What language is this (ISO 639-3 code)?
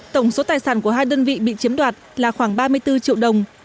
vie